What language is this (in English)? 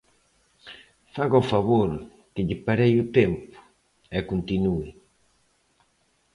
Galician